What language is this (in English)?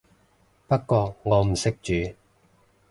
Cantonese